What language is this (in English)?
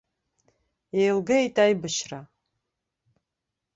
Abkhazian